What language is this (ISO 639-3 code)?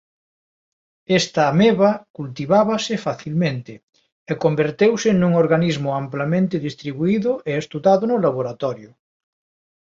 glg